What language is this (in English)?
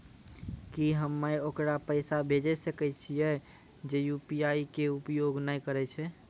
Maithili